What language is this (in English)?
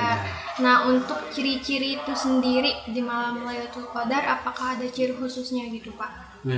Indonesian